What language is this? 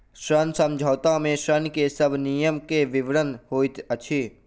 Maithili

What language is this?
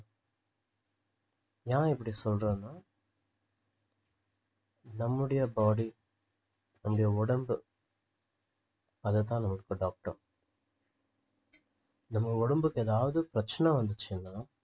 Tamil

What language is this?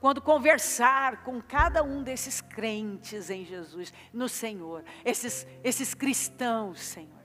Portuguese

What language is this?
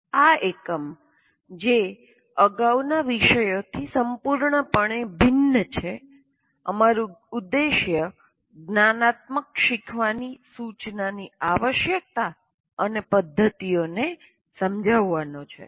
Gujarati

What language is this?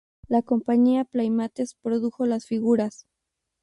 Spanish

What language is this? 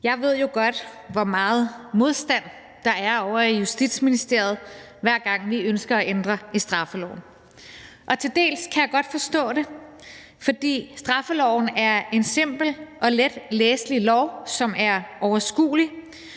Danish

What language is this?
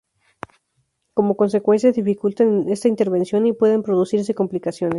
Spanish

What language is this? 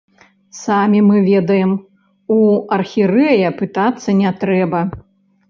Belarusian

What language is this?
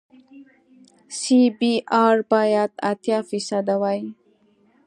Pashto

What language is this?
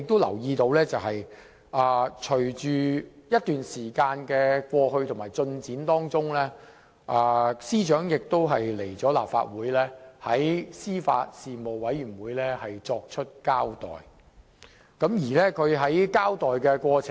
Cantonese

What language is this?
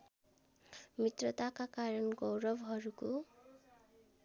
Nepali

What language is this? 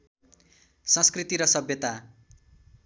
Nepali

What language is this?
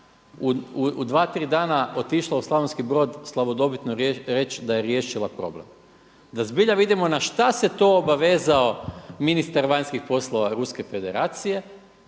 Croatian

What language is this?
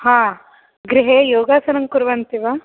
Sanskrit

